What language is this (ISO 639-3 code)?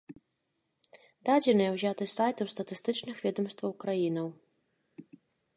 bel